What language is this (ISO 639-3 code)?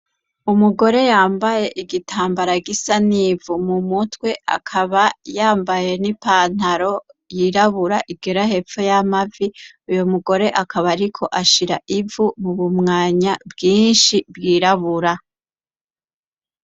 run